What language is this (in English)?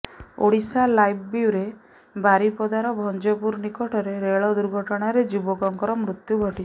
Odia